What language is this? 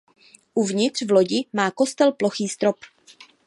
Czech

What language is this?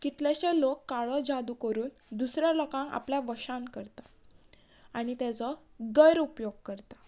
Konkani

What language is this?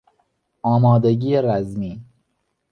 Persian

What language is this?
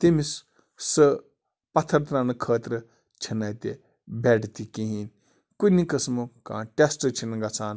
Kashmiri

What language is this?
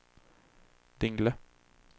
Swedish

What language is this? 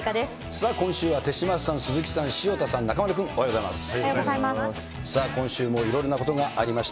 Japanese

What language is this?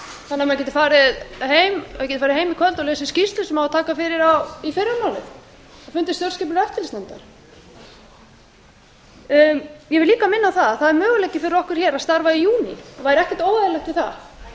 Icelandic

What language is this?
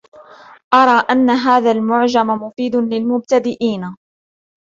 Arabic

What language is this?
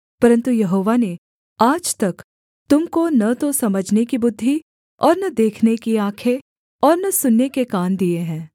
Hindi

